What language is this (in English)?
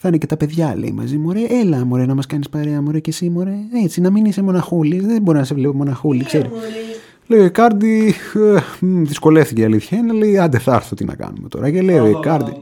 Greek